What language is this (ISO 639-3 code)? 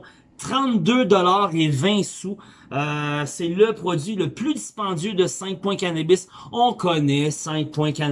fra